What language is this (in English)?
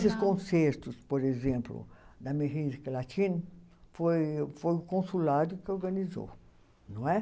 Portuguese